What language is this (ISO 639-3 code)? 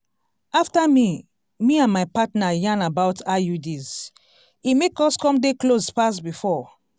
pcm